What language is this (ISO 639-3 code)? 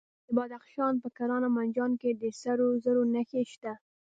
pus